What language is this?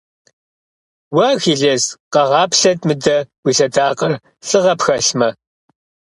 Kabardian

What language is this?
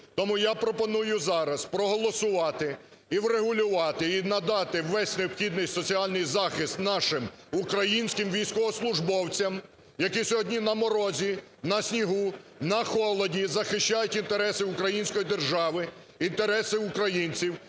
Ukrainian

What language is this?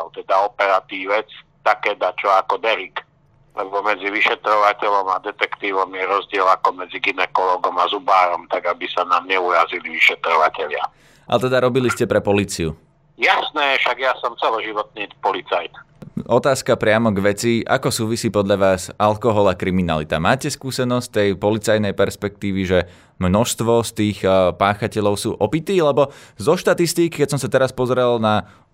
Slovak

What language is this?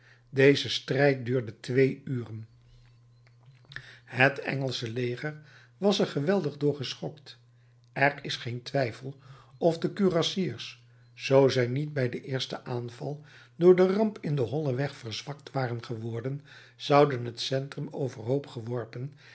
Dutch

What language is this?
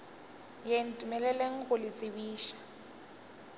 Northern Sotho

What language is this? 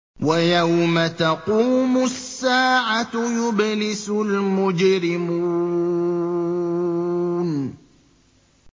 Arabic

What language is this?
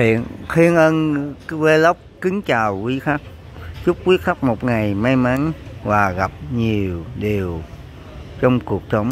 Vietnamese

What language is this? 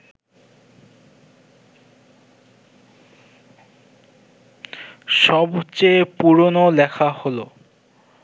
Bangla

